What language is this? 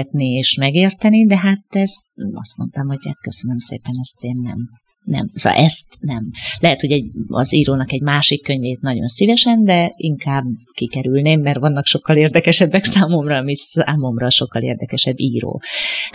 Hungarian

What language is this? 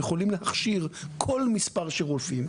Hebrew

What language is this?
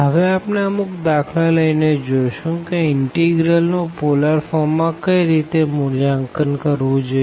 Gujarati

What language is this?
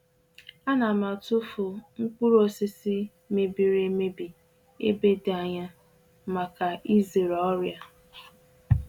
Igbo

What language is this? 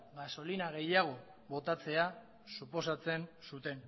Basque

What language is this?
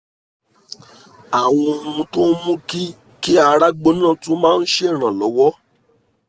Yoruba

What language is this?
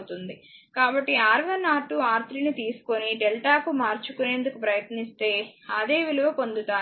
Telugu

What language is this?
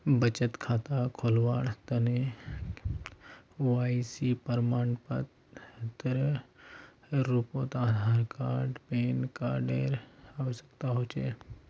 Magahi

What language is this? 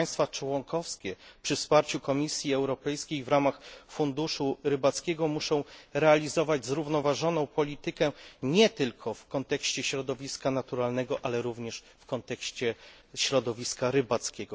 Polish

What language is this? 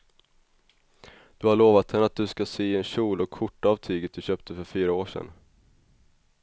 Swedish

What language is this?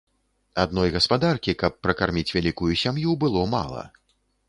Belarusian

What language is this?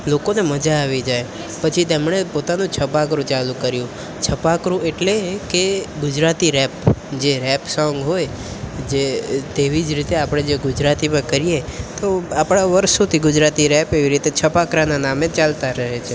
Gujarati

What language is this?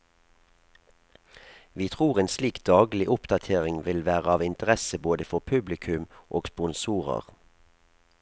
Norwegian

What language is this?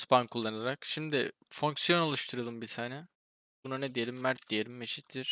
Turkish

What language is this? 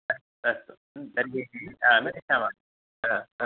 Sanskrit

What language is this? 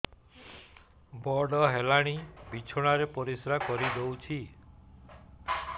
Odia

